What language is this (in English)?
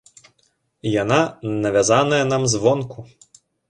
Belarusian